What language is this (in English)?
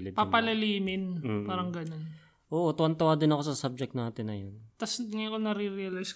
Filipino